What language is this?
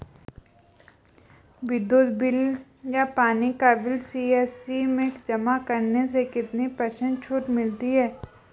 Hindi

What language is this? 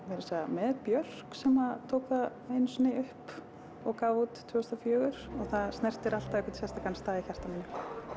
Icelandic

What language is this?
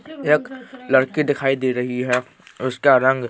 Hindi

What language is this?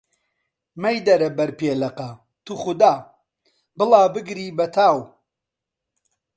Central Kurdish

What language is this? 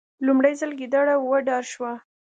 Pashto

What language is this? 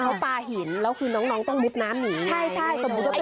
Thai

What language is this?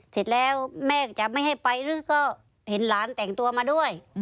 Thai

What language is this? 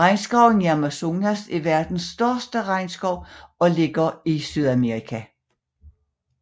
Danish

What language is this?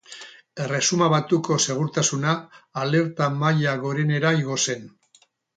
Basque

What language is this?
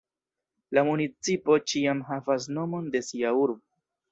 Esperanto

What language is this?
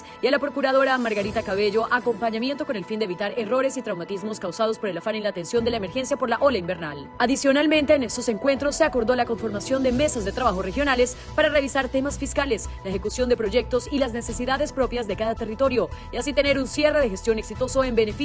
Spanish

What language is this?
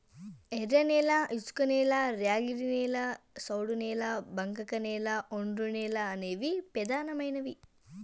Telugu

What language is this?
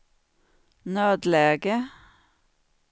Swedish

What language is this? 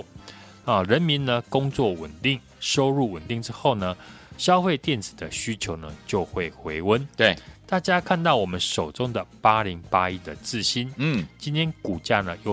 Chinese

